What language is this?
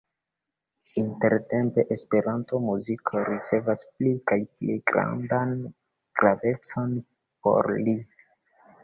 Esperanto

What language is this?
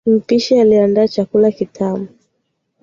Swahili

